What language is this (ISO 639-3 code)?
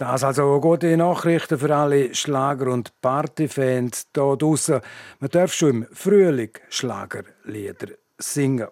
deu